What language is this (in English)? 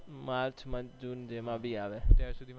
Gujarati